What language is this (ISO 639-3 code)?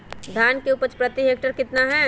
mag